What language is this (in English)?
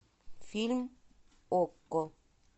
Russian